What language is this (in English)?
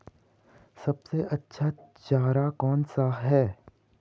Hindi